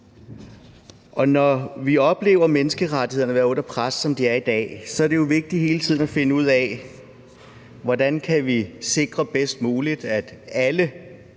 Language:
Danish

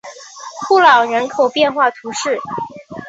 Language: Chinese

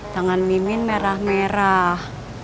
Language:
Indonesian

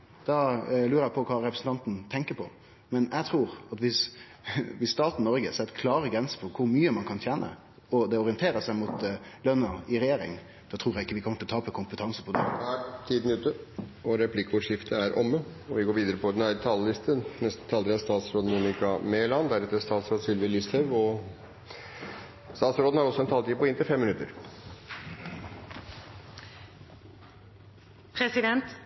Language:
Norwegian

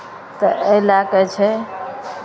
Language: Maithili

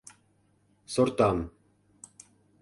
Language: Mari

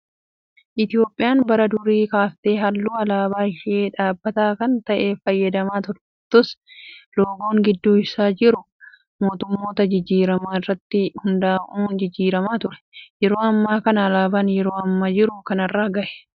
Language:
Oromo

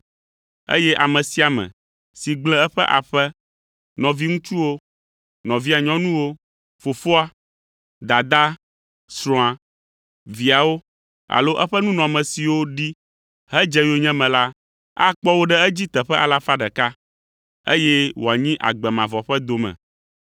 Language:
Ewe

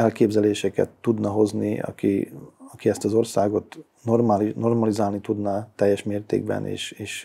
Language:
Hungarian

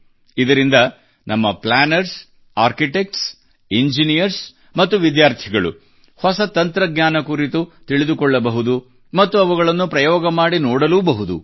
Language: Kannada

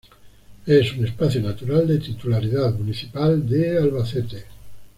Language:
Spanish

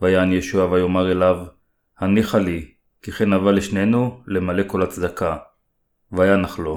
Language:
Hebrew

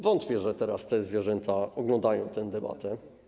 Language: Polish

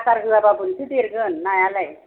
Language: Bodo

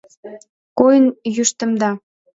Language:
Mari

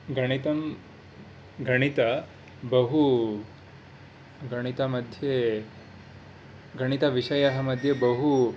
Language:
Sanskrit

